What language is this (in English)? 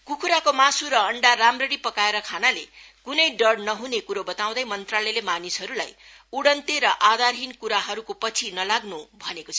Nepali